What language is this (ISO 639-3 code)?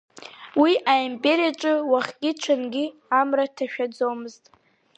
abk